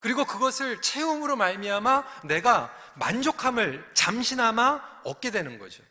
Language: Korean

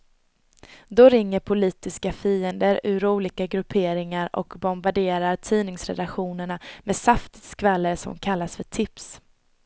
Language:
Swedish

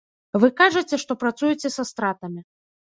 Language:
Belarusian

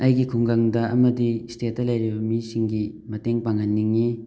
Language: Manipuri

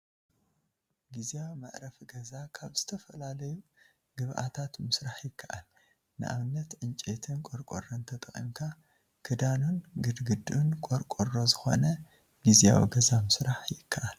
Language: Tigrinya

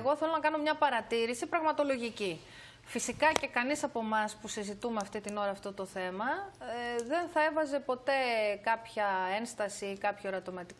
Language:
Greek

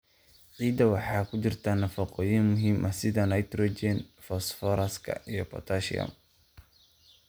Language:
Somali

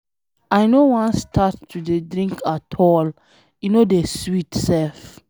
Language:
Nigerian Pidgin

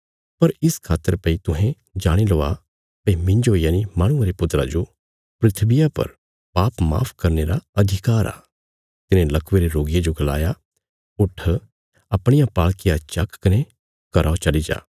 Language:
Bilaspuri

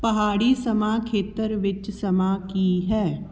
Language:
Punjabi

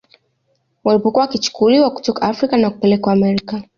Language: Swahili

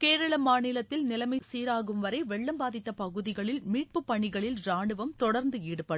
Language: Tamil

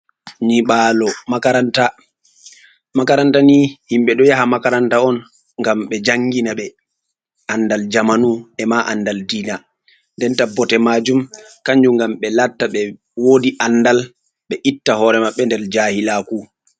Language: Fula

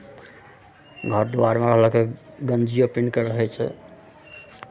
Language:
Maithili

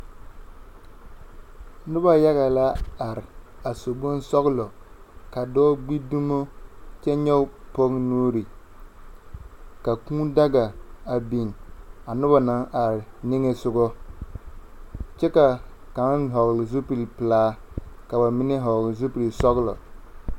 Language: Southern Dagaare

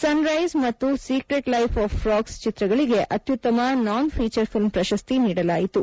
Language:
Kannada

